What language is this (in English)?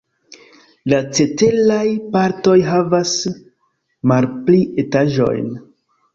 Esperanto